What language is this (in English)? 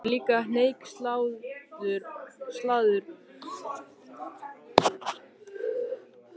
Icelandic